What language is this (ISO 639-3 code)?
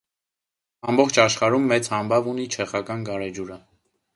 hye